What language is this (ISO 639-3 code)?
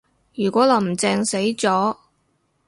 yue